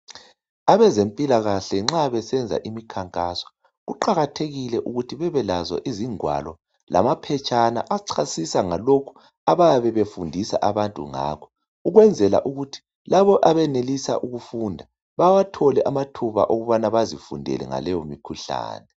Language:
North Ndebele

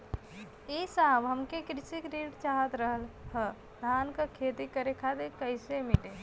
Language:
Bhojpuri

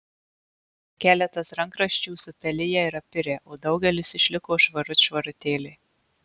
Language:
Lithuanian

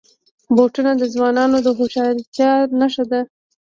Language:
Pashto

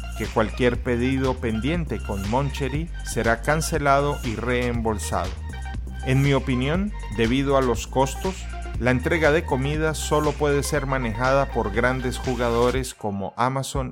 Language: Spanish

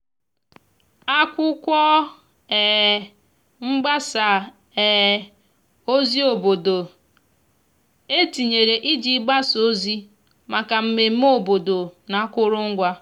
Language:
Igbo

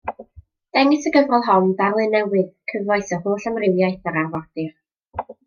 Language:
Welsh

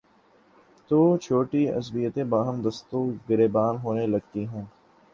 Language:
Urdu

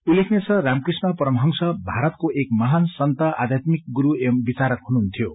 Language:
Nepali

